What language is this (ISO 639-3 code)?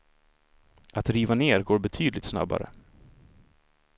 swe